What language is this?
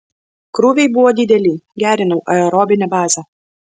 Lithuanian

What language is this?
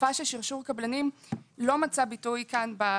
Hebrew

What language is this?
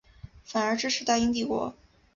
Chinese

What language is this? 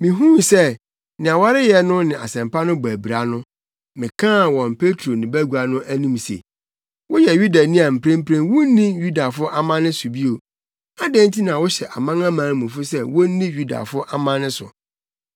Akan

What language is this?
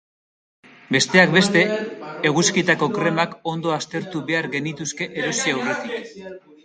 Basque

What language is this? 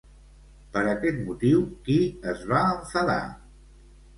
Catalan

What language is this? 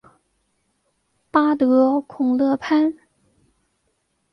Chinese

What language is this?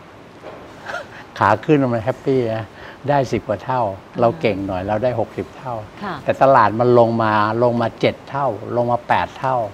Thai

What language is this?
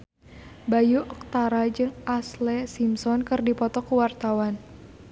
Sundanese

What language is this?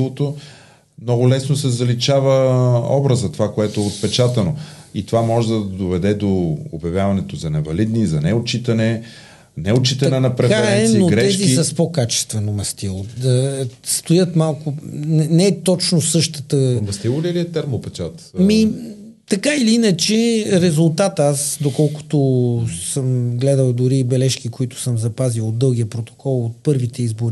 Bulgarian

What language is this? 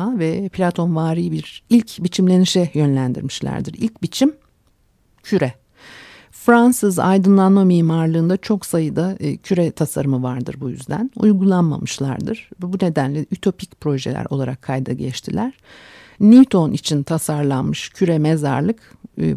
Turkish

